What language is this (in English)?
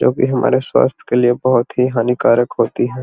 Magahi